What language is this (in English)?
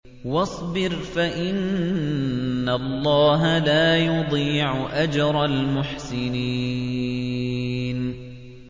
Arabic